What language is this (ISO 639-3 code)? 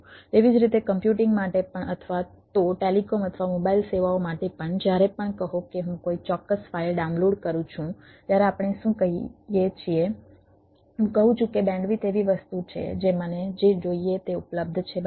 guj